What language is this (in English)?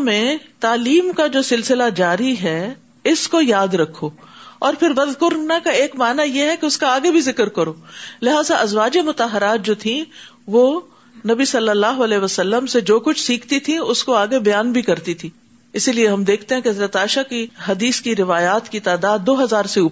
Urdu